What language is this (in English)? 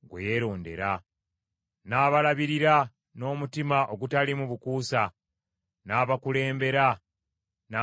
Ganda